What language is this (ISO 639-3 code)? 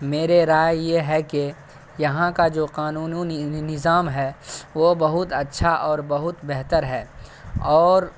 urd